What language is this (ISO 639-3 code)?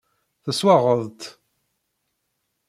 kab